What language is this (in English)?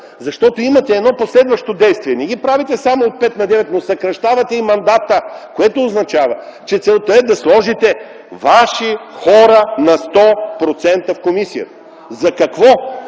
Bulgarian